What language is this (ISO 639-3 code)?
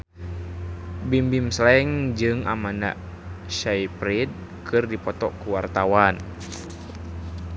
sun